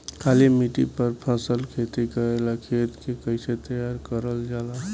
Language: Bhojpuri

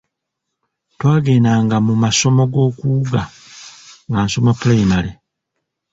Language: Ganda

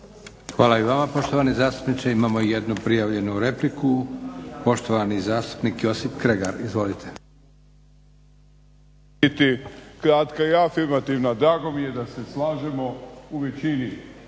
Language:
Croatian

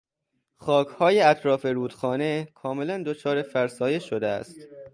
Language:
Persian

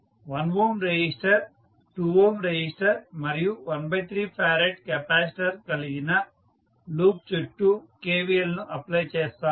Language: Telugu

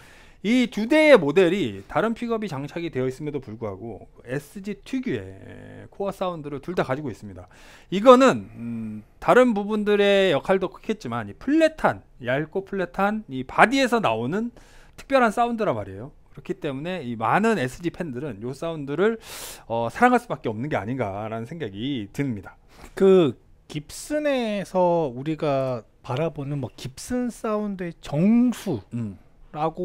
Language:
Korean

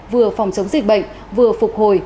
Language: Vietnamese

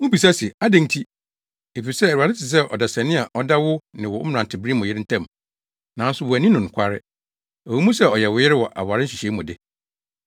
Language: Akan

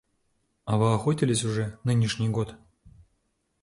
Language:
Russian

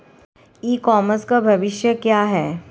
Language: Hindi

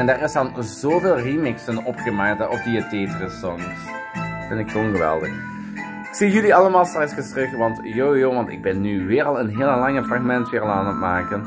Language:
Dutch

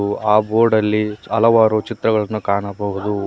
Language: Kannada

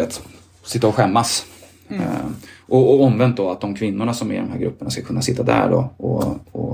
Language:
Swedish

